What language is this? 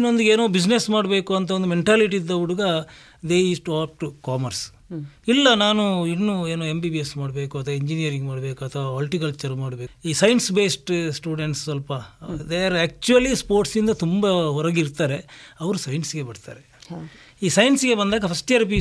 Kannada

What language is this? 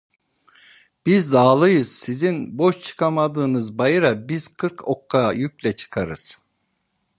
Turkish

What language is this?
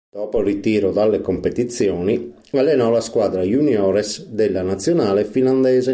Italian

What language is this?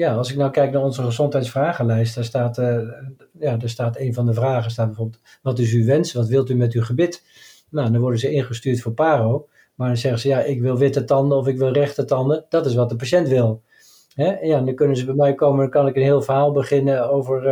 Dutch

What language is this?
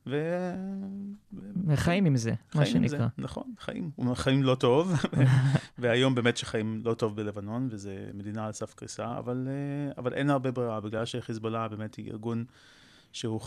Hebrew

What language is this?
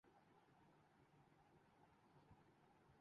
Urdu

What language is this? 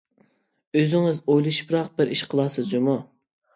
Uyghur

